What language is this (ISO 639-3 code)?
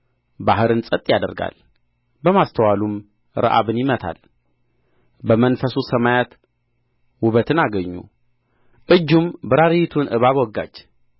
amh